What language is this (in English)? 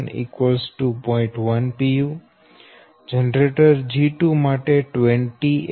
Gujarati